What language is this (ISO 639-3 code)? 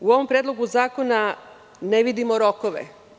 srp